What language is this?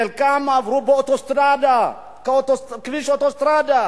Hebrew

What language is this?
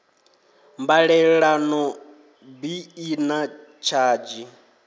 Venda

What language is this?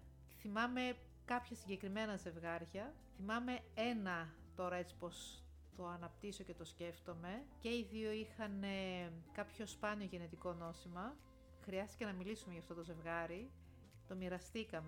Greek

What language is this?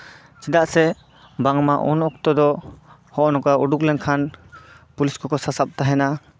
Santali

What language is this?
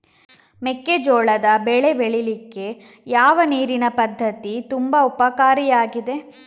Kannada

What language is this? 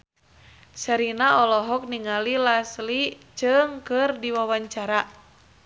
Sundanese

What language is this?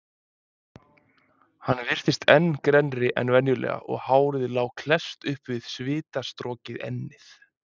Icelandic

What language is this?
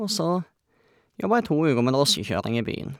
Norwegian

